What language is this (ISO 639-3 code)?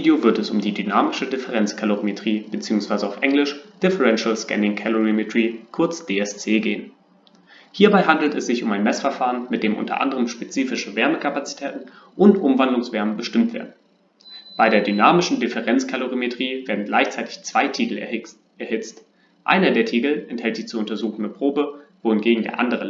deu